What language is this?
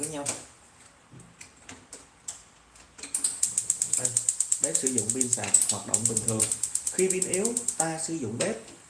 Vietnamese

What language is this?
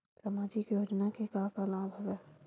Chhattisgarhi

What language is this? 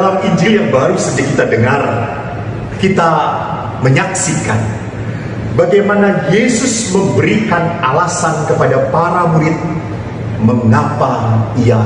Indonesian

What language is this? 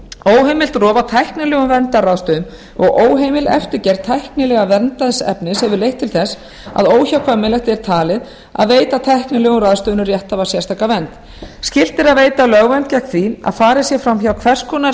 Icelandic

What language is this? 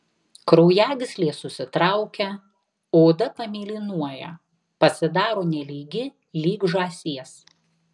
Lithuanian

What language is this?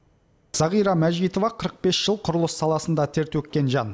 Kazakh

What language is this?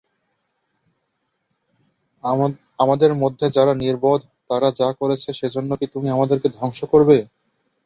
Bangla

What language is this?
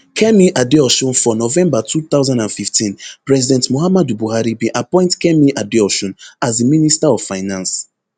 Nigerian Pidgin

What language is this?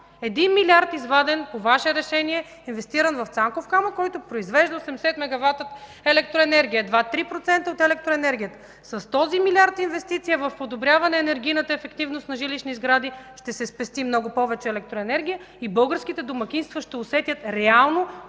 Bulgarian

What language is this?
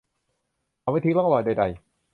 Thai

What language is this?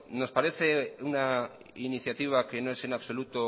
Spanish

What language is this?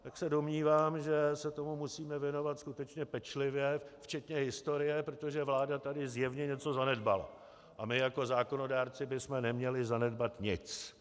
Czech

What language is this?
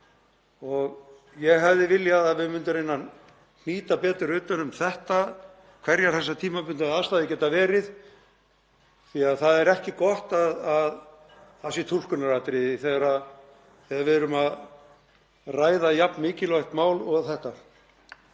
Icelandic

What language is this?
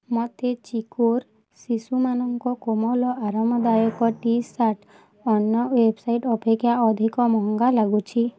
Odia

